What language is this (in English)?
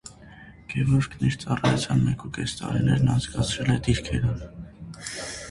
Armenian